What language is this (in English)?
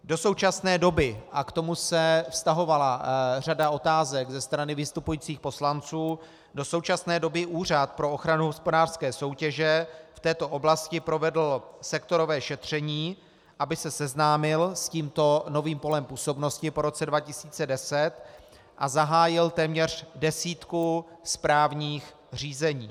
Czech